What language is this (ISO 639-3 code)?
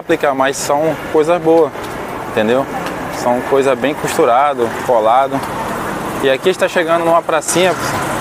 por